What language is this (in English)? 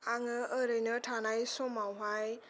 Bodo